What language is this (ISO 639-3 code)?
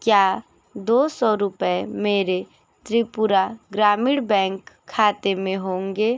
hin